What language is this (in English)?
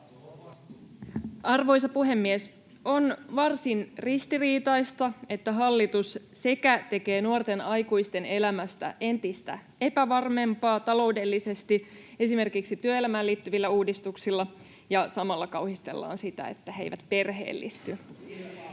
Finnish